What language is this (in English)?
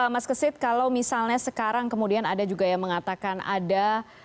Indonesian